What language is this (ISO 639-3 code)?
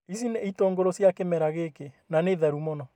kik